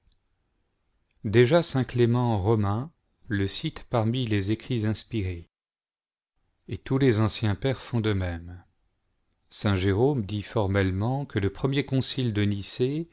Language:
French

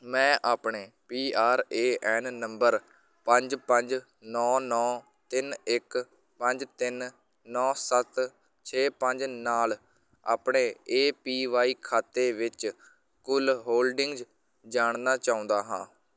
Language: Punjabi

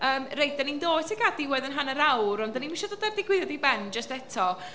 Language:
Welsh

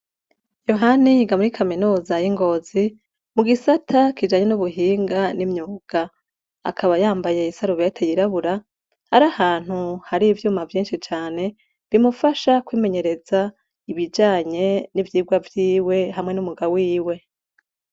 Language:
Rundi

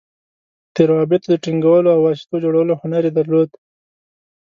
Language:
Pashto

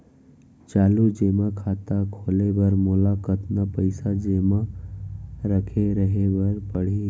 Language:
Chhattisgarhi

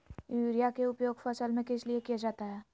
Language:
Magahi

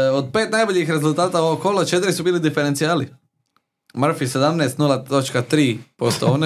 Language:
Croatian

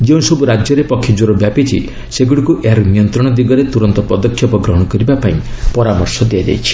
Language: Odia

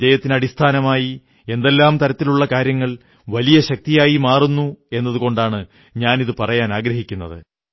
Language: Malayalam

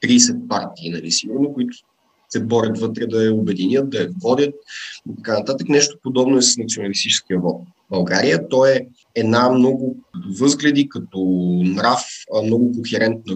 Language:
Bulgarian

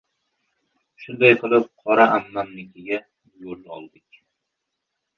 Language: Uzbek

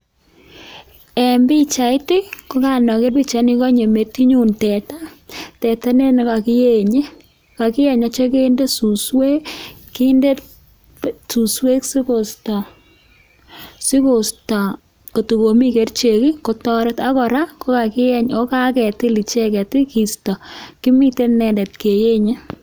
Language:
Kalenjin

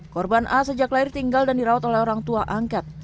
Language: Indonesian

